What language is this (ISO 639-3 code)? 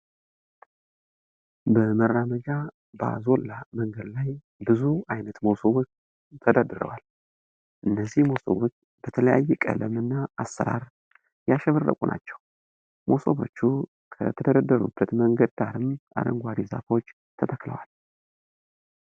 amh